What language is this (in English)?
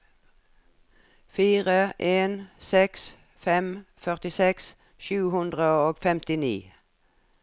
Norwegian